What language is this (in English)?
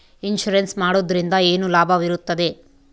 Kannada